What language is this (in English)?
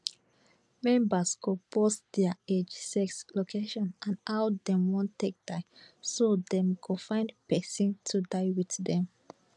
Nigerian Pidgin